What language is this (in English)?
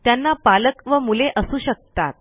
Marathi